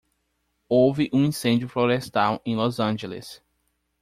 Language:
Portuguese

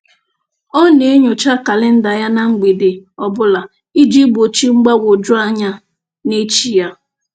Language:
Igbo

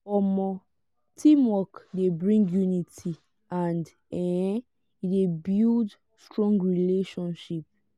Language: Nigerian Pidgin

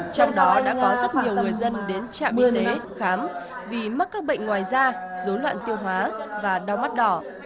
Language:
Vietnamese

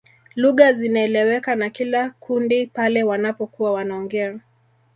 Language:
Swahili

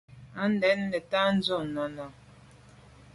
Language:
Medumba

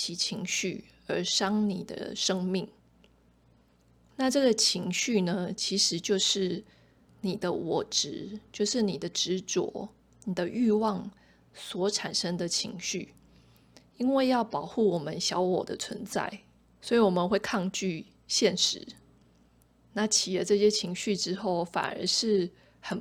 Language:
Chinese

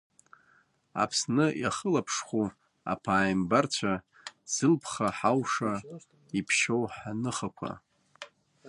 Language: Abkhazian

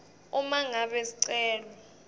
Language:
Swati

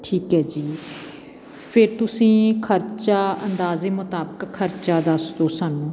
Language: Punjabi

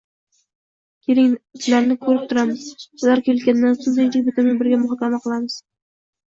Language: Uzbek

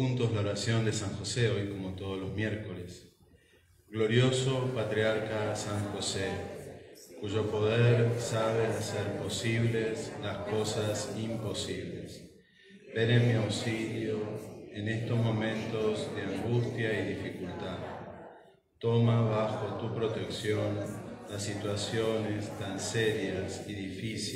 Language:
Spanish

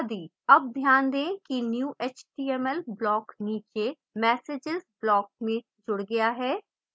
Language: Hindi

